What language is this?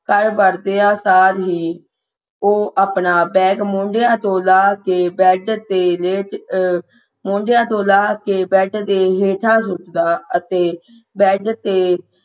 Punjabi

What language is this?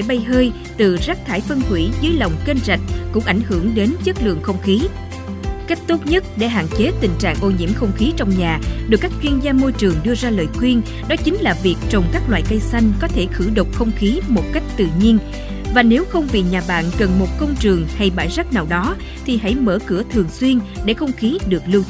Vietnamese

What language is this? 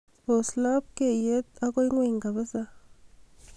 Kalenjin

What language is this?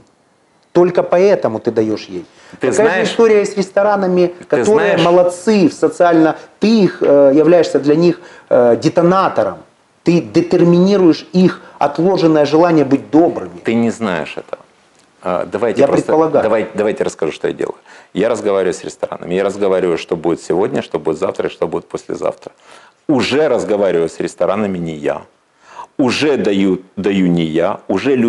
Russian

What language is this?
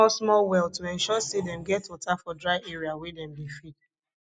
Nigerian Pidgin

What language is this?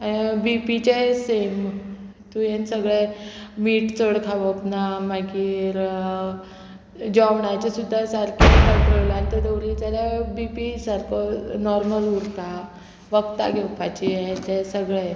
Konkani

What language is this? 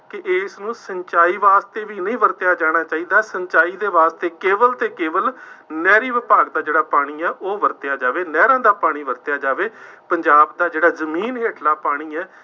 Punjabi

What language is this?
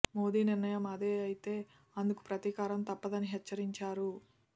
Telugu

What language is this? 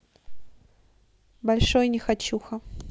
Russian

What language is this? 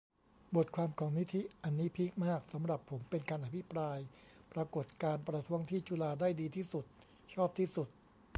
Thai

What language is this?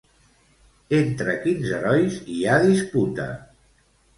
Catalan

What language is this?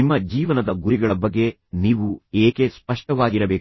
Kannada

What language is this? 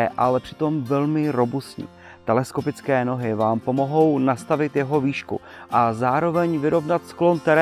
Czech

